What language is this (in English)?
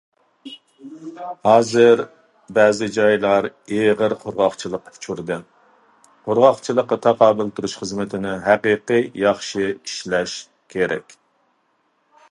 Uyghur